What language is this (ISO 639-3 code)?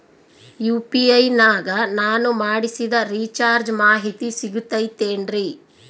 kan